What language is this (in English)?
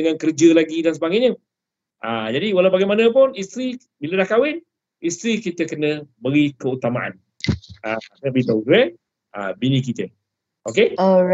Malay